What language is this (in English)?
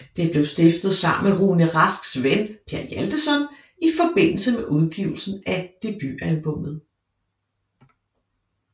Danish